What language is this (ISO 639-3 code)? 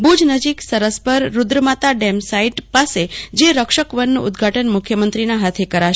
guj